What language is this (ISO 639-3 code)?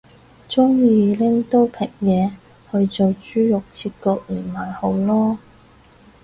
yue